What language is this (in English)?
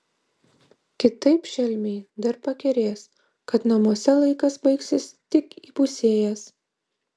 Lithuanian